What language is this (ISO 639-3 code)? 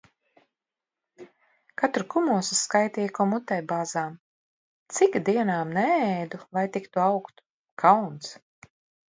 lav